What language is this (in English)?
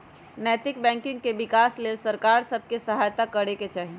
Magahi